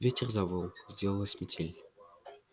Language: Russian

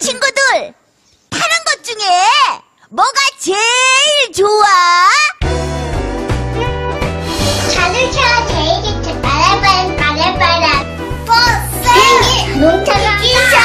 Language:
Korean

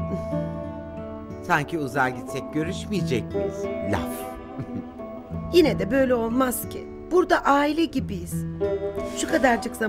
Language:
Turkish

